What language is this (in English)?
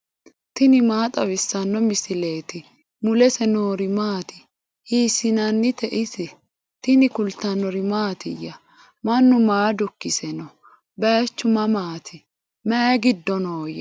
Sidamo